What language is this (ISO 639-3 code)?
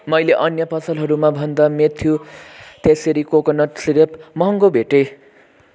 nep